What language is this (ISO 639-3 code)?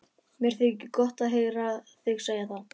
isl